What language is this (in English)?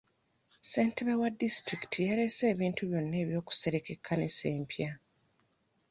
Ganda